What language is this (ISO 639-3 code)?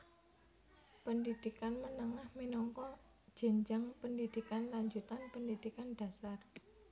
jav